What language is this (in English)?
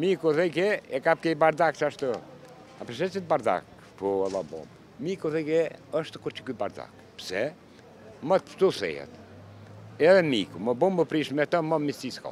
Romanian